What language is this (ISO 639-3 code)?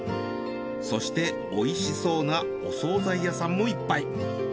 jpn